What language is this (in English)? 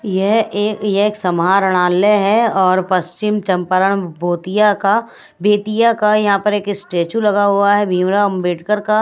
Hindi